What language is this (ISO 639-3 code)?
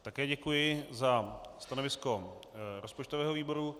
ces